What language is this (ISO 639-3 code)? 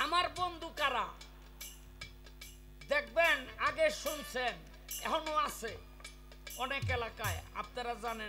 ara